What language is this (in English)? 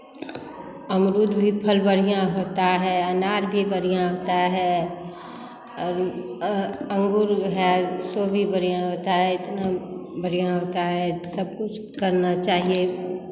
Hindi